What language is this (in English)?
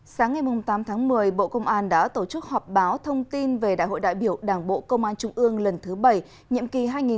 Vietnamese